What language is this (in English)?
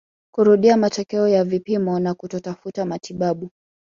Swahili